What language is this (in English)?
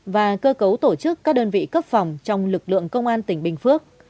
Vietnamese